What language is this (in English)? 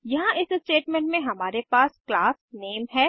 Hindi